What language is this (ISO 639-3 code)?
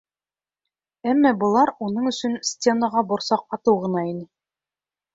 bak